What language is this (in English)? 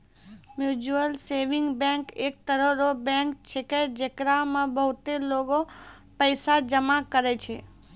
Maithili